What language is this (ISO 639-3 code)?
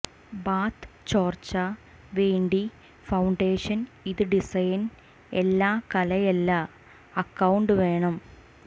mal